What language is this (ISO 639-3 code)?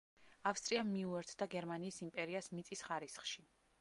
kat